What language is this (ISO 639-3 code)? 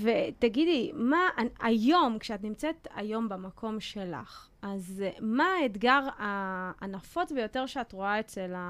heb